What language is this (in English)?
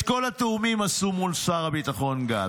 Hebrew